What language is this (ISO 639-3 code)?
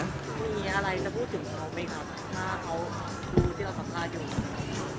tha